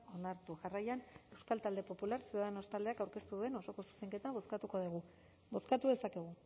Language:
Basque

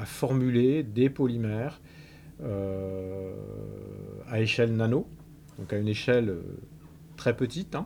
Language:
French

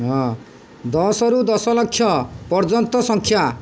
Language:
Odia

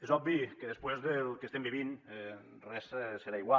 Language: Catalan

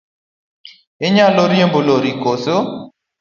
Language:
Luo (Kenya and Tanzania)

